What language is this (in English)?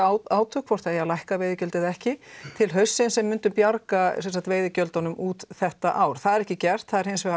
Icelandic